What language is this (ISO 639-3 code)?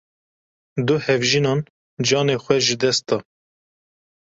kur